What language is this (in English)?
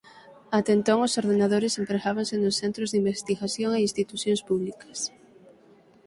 Galician